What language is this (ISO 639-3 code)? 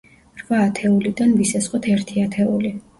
kat